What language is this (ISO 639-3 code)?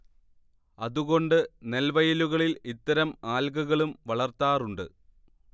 mal